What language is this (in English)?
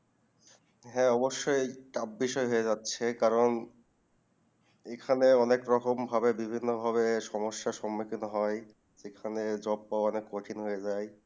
Bangla